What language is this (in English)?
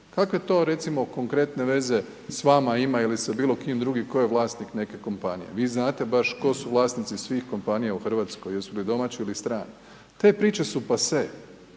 Croatian